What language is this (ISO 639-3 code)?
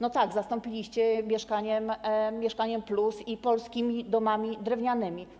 pol